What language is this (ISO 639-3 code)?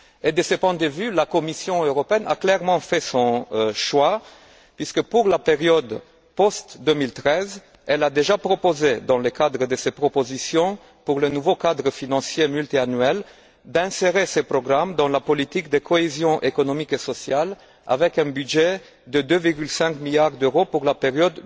fra